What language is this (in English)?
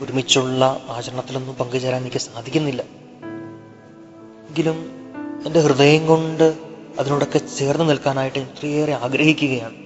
Malayalam